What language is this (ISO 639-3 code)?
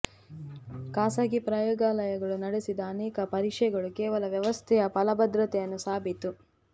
kan